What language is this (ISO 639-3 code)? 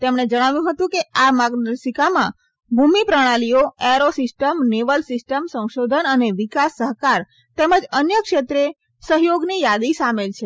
guj